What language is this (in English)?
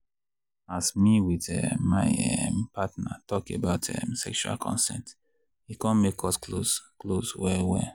Nigerian Pidgin